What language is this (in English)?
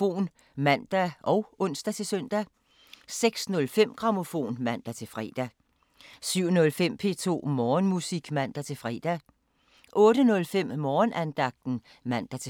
Danish